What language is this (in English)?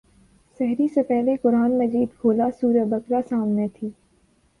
Urdu